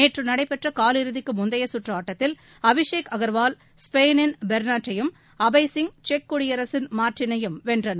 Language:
Tamil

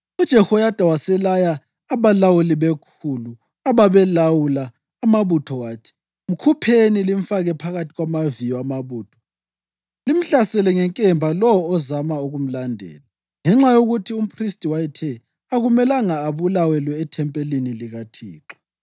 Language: North Ndebele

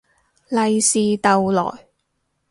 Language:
Cantonese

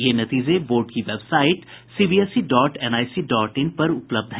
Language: Hindi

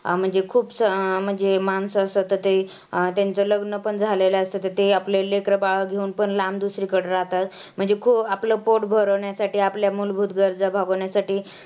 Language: Marathi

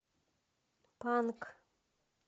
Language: Russian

